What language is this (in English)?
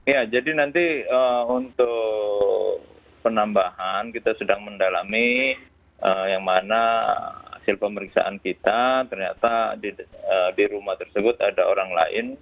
Indonesian